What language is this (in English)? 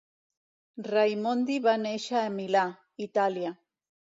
Catalan